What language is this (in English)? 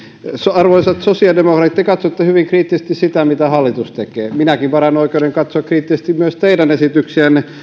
Finnish